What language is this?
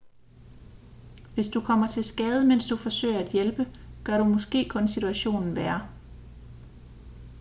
Danish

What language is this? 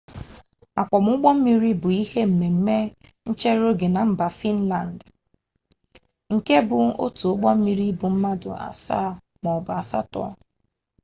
Igbo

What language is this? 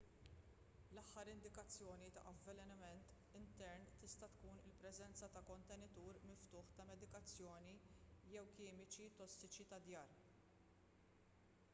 Maltese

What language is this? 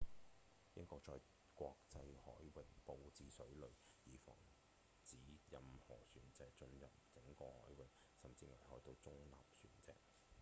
Cantonese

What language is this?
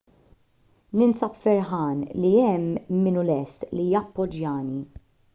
Maltese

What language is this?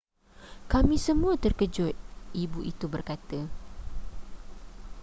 Malay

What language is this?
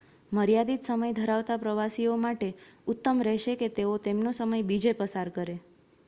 Gujarati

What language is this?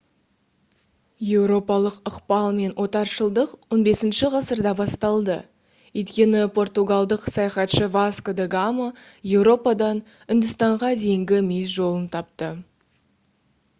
Kazakh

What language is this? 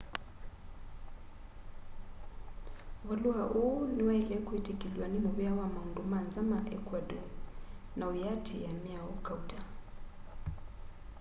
Kamba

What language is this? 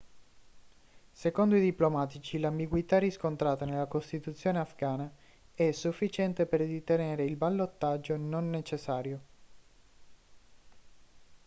Italian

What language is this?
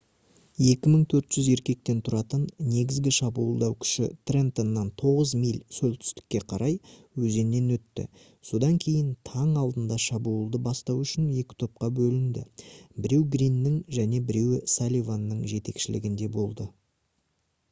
Kazakh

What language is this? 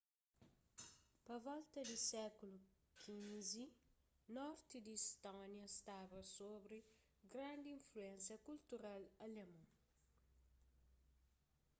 Kabuverdianu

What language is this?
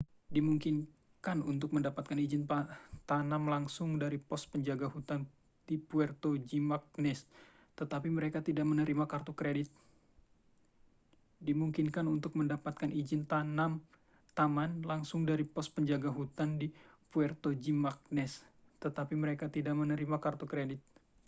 Indonesian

